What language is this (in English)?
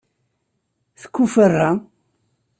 Kabyle